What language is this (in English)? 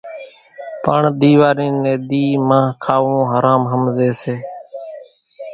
Kachi Koli